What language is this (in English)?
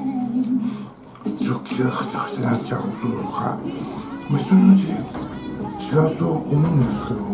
Japanese